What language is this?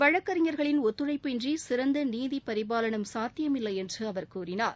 Tamil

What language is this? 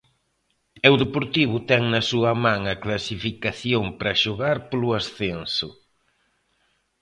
Galician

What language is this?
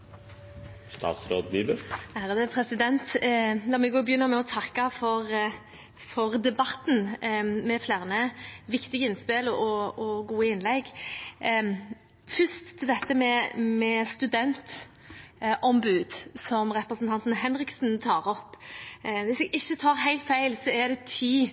Norwegian Bokmål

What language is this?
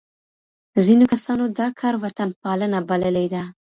Pashto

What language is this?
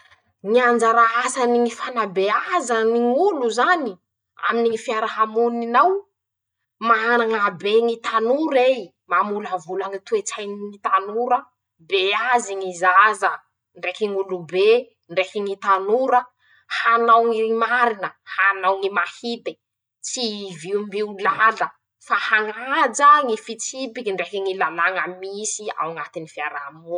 Masikoro Malagasy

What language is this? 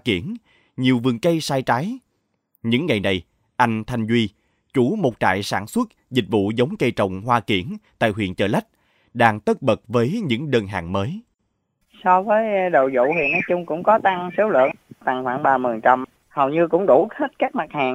Vietnamese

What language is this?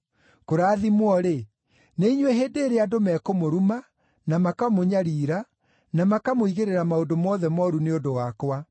Kikuyu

